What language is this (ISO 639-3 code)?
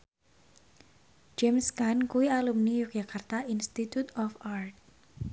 jav